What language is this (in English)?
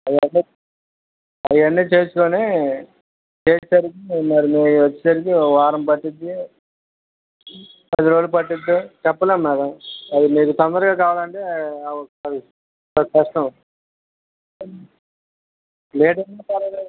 Telugu